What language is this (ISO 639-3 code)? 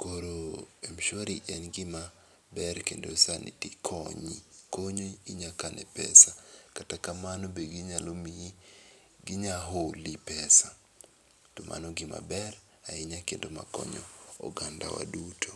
luo